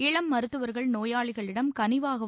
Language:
Tamil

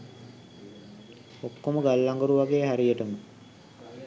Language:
Sinhala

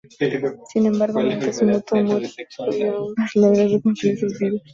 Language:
Spanish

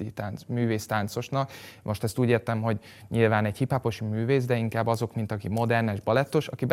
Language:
Hungarian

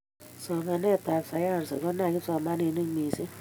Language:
Kalenjin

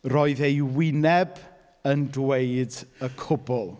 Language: Welsh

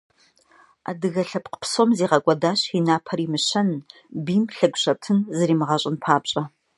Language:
Kabardian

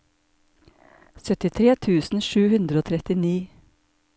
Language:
Norwegian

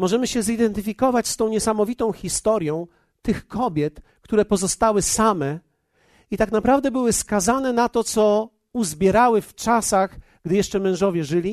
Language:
Polish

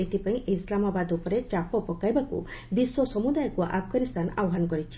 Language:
Odia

